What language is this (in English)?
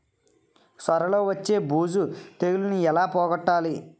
Telugu